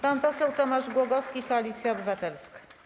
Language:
Polish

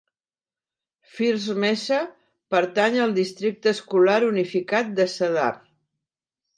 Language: Catalan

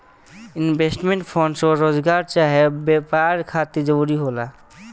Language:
Bhojpuri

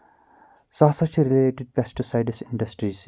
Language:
Kashmiri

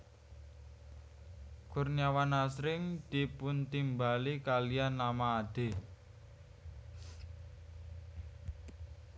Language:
Javanese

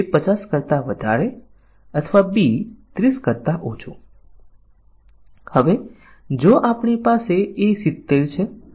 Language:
Gujarati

